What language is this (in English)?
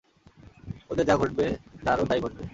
Bangla